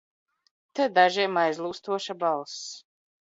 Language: Latvian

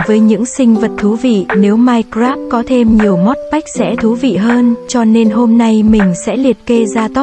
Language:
Vietnamese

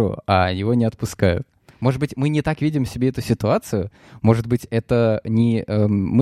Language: Russian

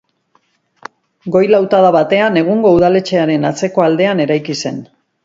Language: Basque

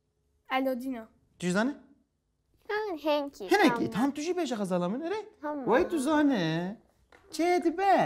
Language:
Arabic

